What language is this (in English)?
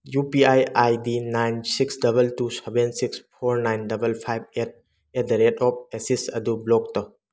Manipuri